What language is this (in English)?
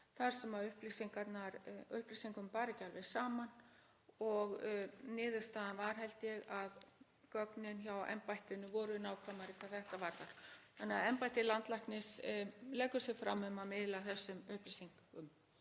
Icelandic